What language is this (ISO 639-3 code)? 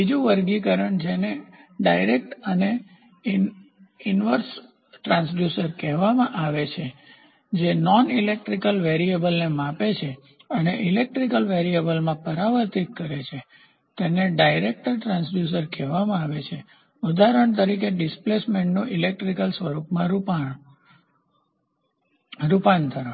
guj